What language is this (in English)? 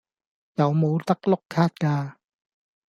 Cantonese